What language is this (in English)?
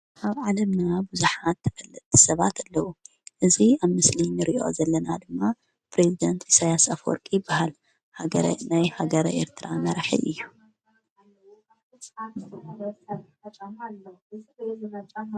Tigrinya